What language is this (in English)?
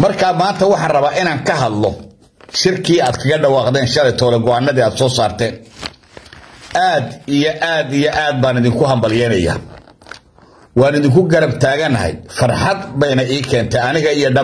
Arabic